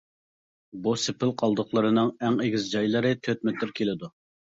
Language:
Uyghur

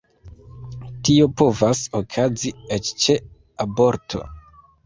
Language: Esperanto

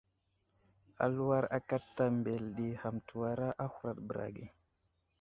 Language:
Wuzlam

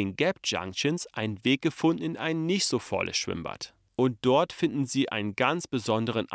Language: German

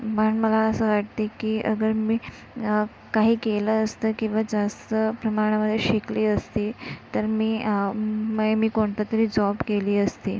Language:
Marathi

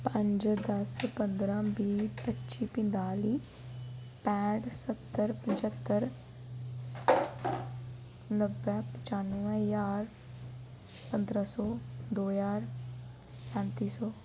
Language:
Dogri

